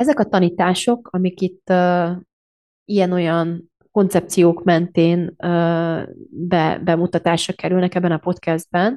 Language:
Hungarian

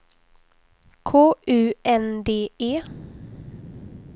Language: Swedish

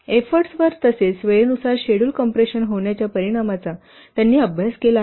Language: Marathi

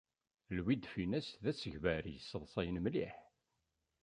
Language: Kabyle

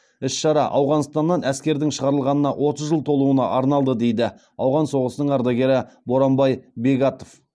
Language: Kazakh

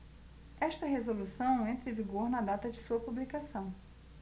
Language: Portuguese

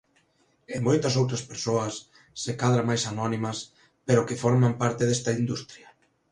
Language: Galician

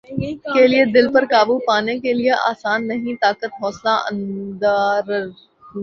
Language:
Urdu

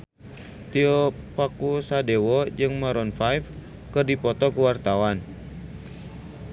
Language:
Sundanese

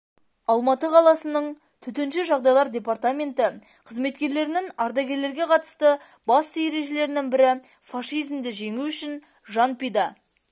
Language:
Kazakh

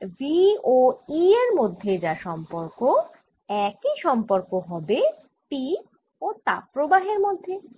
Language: Bangla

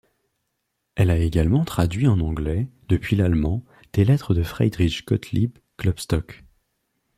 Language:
French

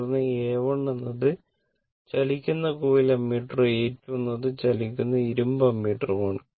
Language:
Malayalam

